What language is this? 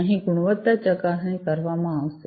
Gujarati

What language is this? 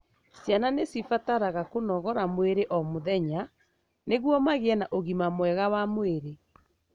Kikuyu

